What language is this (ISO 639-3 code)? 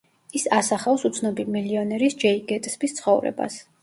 kat